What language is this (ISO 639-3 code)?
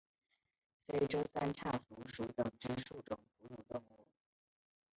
zho